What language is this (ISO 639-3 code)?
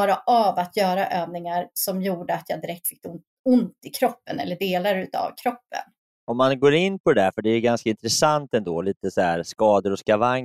swe